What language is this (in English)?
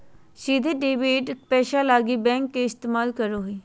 Magahi